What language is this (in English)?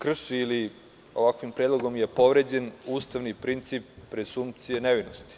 Serbian